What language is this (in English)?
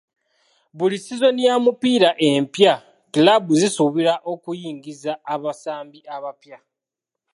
Ganda